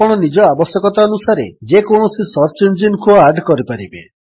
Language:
Odia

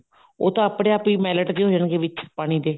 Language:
Punjabi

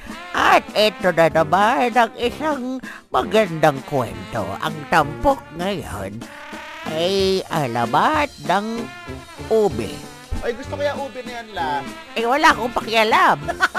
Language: Filipino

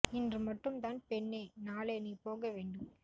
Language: Tamil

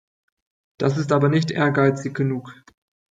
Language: German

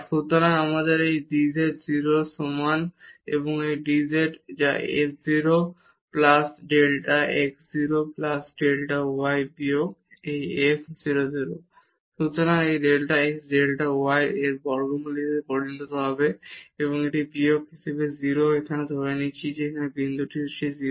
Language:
Bangla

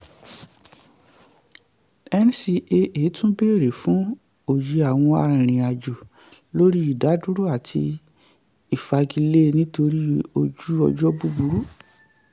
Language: Yoruba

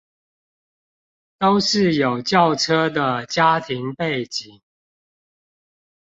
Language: Chinese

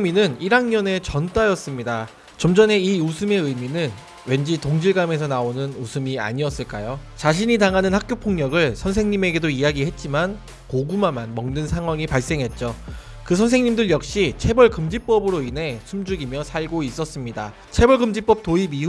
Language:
Korean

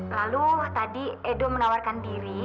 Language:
Indonesian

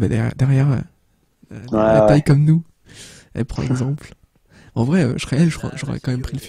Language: French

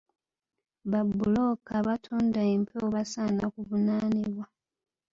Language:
Ganda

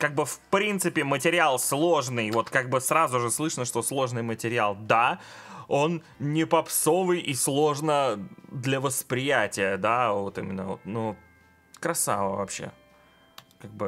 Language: Russian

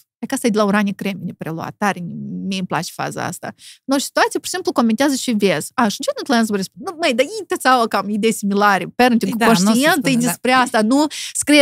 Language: Romanian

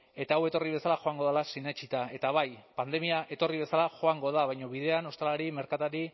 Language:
Basque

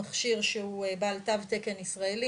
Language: Hebrew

